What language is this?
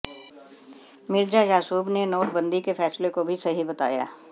Hindi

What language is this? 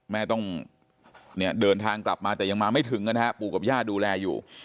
Thai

